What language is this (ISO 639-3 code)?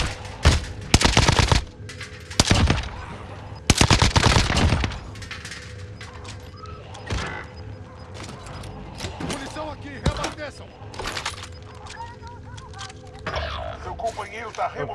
por